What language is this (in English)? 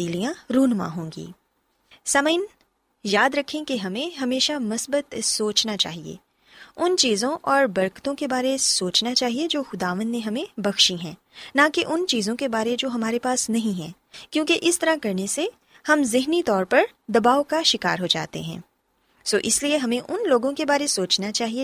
Urdu